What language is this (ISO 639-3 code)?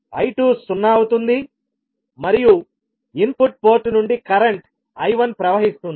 tel